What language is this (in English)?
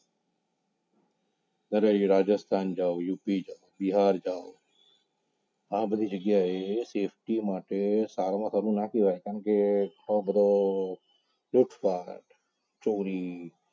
Gujarati